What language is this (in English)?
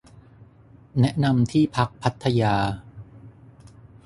Thai